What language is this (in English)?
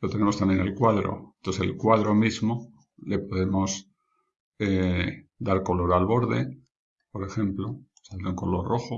Spanish